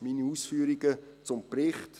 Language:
Swiss German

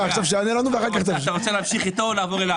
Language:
Hebrew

